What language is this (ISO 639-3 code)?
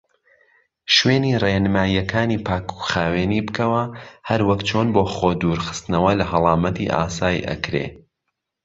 ckb